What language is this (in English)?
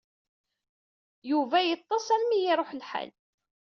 Kabyle